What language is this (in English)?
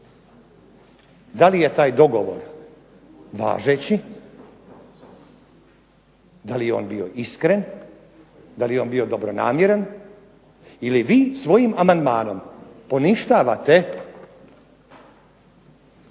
Croatian